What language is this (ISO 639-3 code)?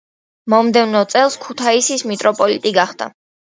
kat